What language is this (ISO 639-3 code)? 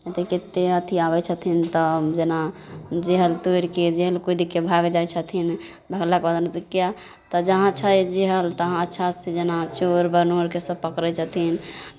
mai